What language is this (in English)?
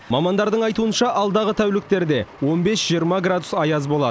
Kazakh